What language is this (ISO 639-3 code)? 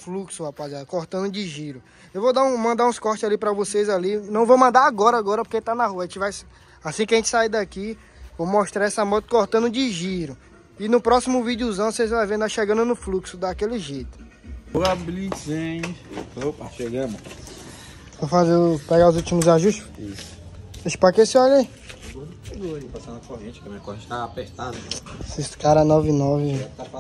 por